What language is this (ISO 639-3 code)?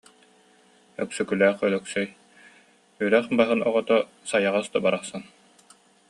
sah